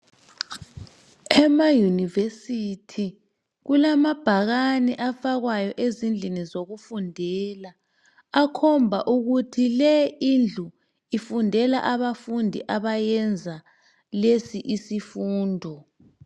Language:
North Ndebele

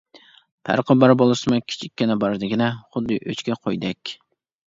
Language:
Uyghur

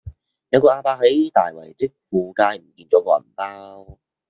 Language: Cantonese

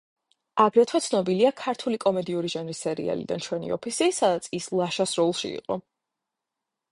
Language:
Georgian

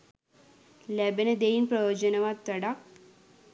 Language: Sinhala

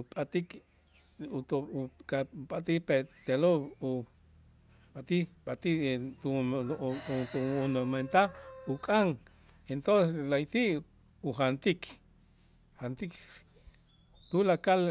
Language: Itzá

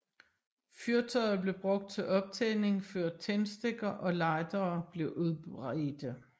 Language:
Danish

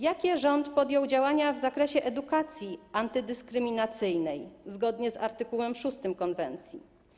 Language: Polish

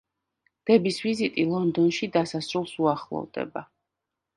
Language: Georgian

